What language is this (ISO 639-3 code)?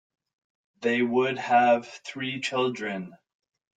eng